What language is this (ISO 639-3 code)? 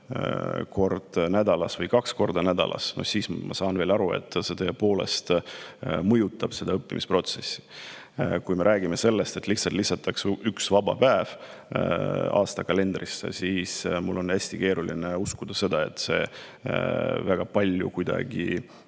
est